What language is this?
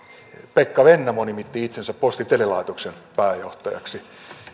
Finnish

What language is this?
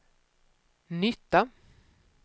Swedish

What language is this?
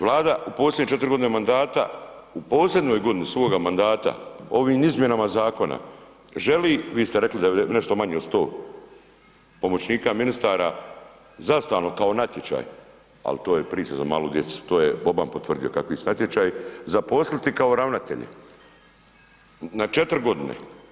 Croatian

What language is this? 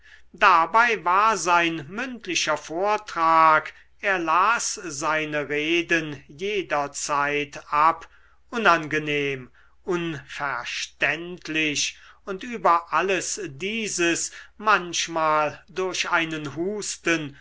German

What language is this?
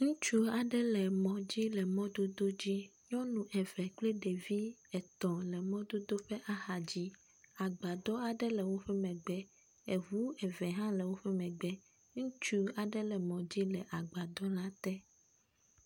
Ewe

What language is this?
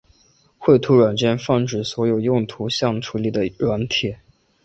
Chinese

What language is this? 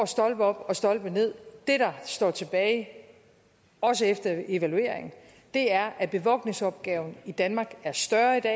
Danish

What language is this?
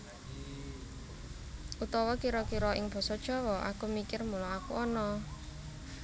Javanese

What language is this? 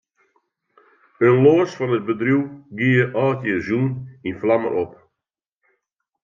Western Frisian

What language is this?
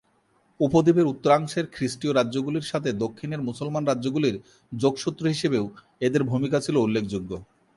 Bangla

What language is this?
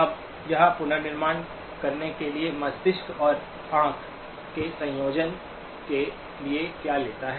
Hindi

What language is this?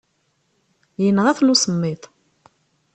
Kabyle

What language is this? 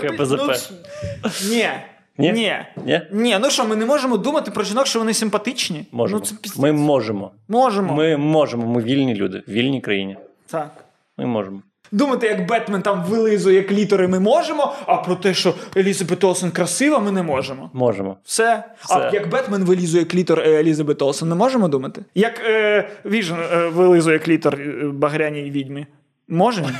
Ukrainian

